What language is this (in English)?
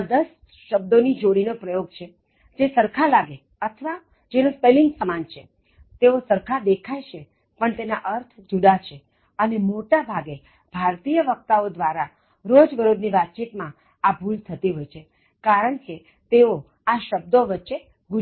Gujarati